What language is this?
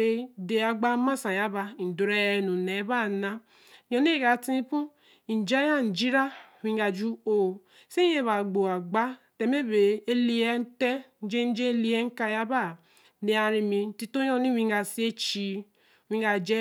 Eleme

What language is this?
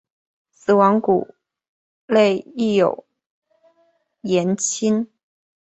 Chinese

